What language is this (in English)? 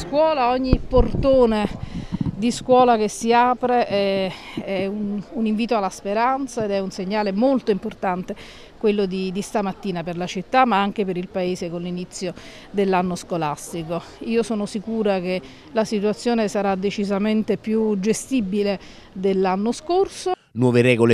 Italian